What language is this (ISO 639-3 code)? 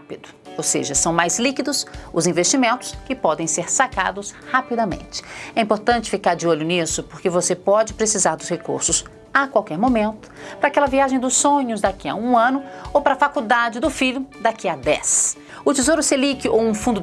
por